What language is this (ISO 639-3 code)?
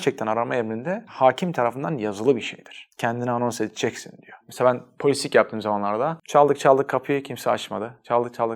tur